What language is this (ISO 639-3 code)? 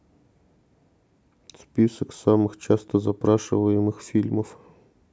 rus